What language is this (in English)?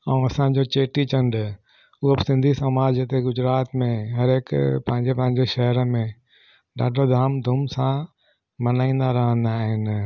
Sindhi